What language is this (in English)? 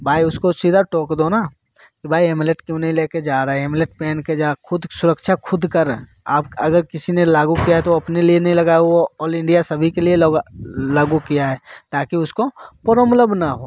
Hindi